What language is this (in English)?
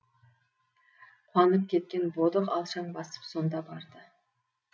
Kazakh